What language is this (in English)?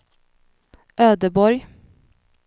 Swedish